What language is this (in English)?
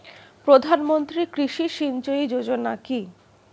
Bangla